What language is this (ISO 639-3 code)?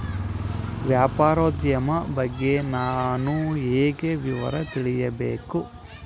kan